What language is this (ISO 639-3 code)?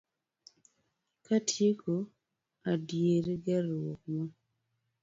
luo